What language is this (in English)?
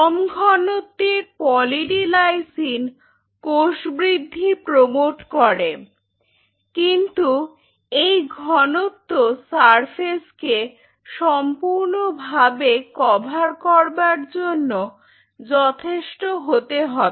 Bangla